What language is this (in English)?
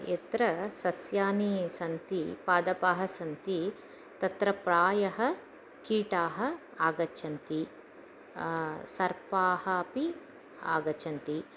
Sanskrit